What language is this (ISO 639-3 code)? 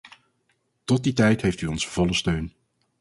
nld